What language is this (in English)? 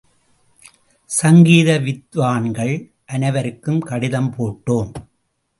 Tamil